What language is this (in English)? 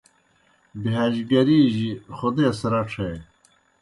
Kohistani Shina